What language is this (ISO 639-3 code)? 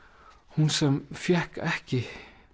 isl